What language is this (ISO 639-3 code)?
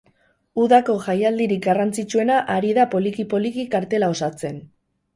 eus